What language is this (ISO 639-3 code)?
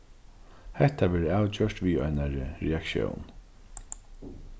fao